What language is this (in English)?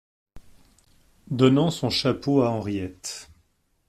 French